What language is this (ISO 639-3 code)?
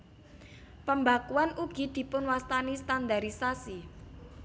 jav